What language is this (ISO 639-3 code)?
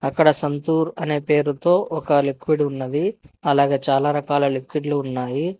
tel